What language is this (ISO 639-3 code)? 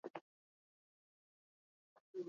swa